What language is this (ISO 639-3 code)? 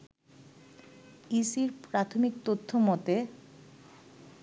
ben